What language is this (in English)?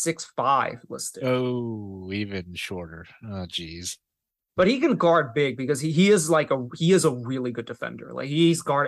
English